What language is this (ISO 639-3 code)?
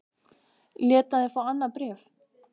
isl